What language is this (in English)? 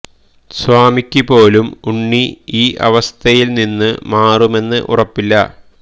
Malayalam